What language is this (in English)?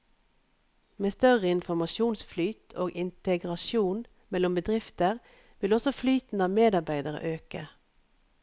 Norwegian